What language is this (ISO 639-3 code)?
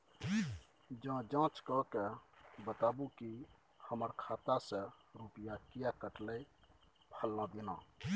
mai